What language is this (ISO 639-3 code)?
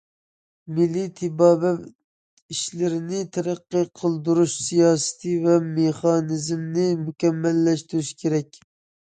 uig